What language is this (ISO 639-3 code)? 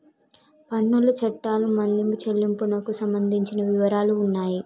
tel